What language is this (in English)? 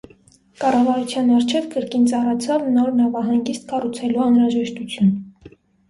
Armenian